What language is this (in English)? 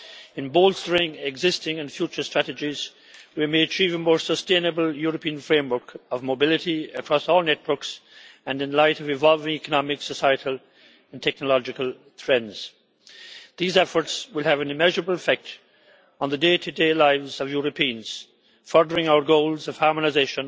English